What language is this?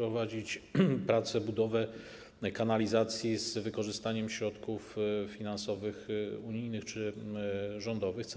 Polish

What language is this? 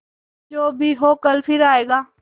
Hindi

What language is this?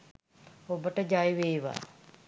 Sinhala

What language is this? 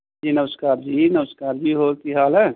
Punjabi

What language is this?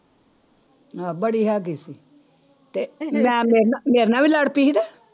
Punjabi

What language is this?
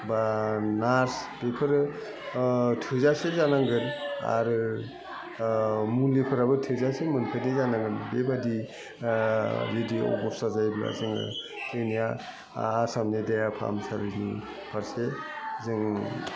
Bodo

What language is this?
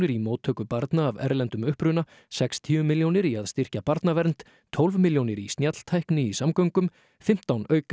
Icelandic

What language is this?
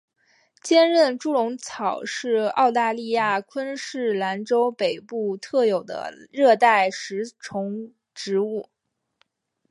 Chinese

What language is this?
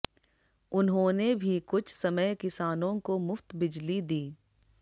Hindi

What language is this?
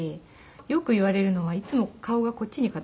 Japanese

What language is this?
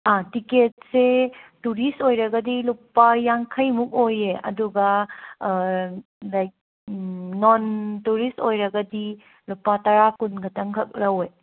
Manipuri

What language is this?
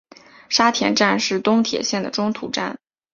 Chinese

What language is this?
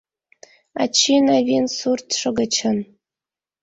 Mari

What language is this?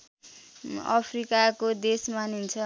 Nepali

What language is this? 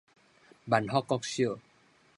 Min Nan Chinese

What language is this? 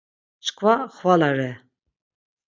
Laz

